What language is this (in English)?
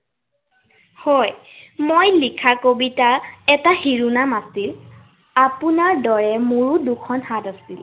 Assamese